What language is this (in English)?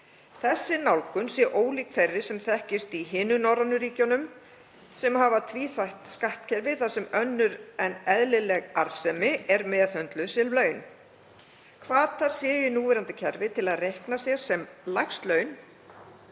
Icelandic